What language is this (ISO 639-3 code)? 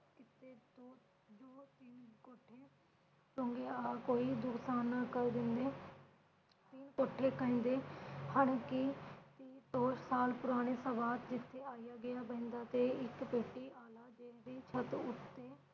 pan